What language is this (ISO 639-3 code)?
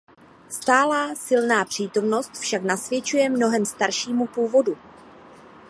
ces